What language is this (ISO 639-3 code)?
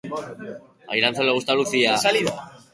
eus